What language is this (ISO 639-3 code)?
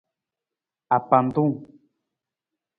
nmz